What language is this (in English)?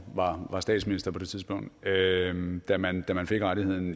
Danish